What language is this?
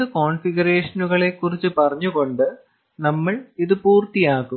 Malayalam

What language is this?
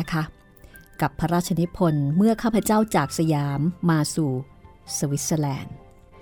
Thai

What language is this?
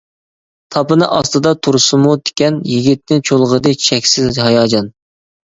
Uyghur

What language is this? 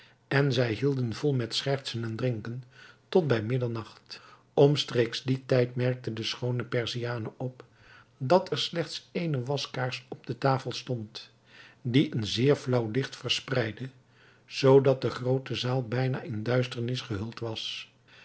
Dutch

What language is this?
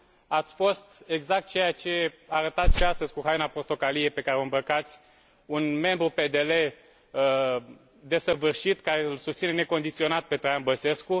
Romanian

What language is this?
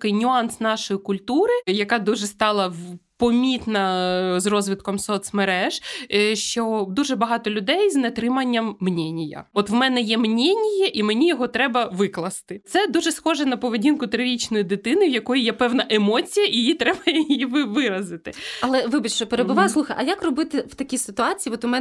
Ukrainian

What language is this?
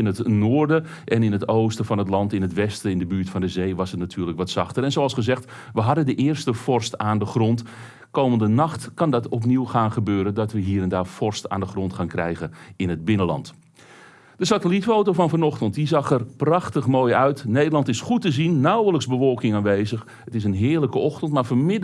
Dutch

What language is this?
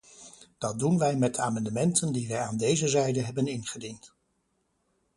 Dutch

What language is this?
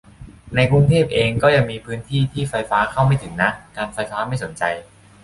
Thai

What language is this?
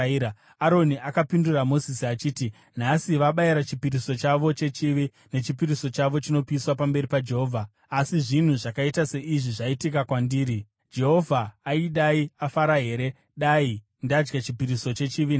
Shona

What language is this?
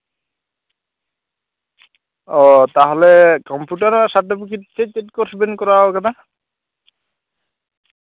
Santali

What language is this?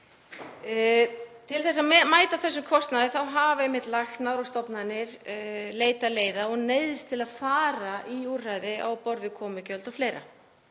Icelandic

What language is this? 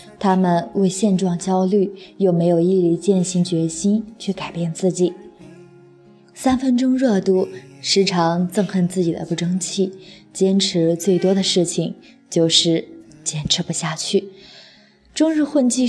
Chinese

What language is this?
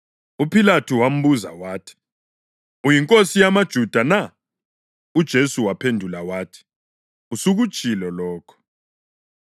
North Ndebele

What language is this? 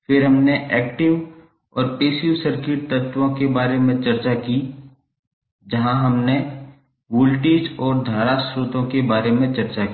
Hindi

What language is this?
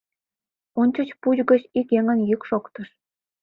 Mari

